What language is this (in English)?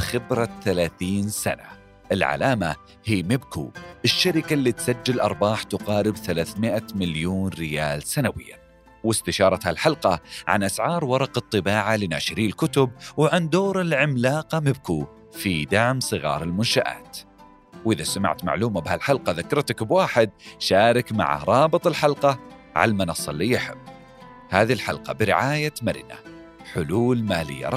Arabic